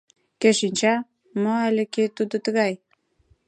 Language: Mari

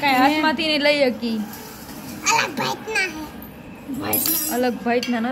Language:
Gujarati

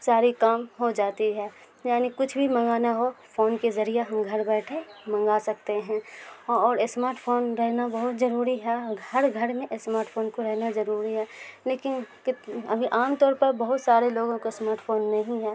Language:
Urdu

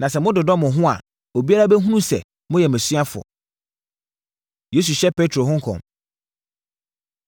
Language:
Akan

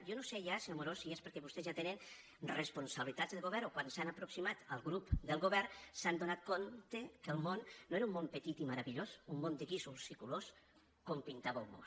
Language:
Catalan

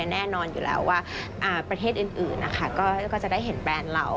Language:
Thai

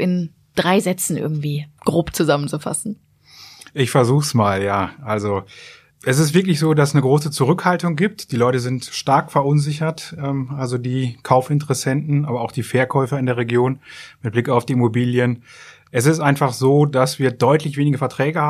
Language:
German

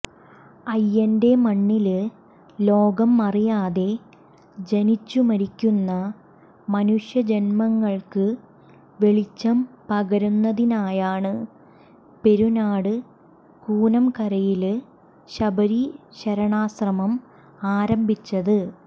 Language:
Malayalam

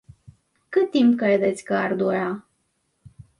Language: Romanian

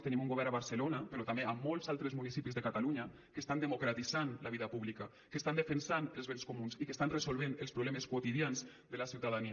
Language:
Catalan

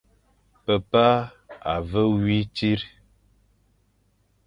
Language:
Fang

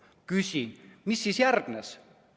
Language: Estonian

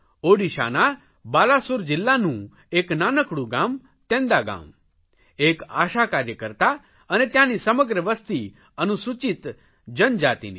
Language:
Gujarati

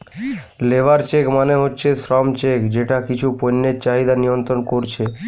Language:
Bangla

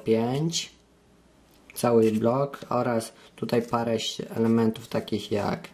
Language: Polish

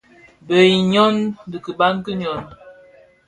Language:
Bafia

